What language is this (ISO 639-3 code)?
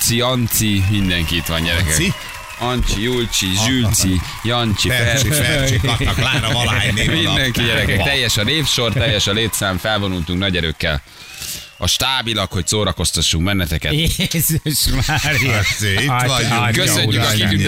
hun